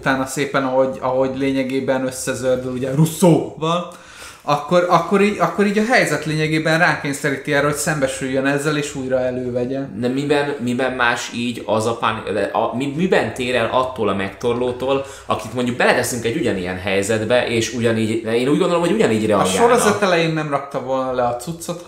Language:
Hungarian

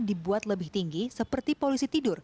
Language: Indonesian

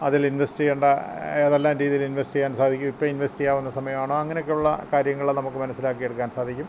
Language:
Malayalam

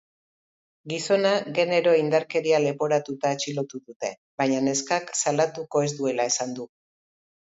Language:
Basque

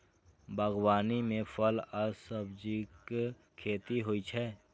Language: Maithili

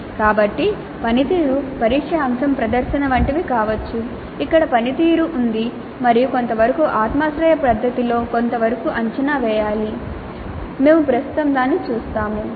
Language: Telugu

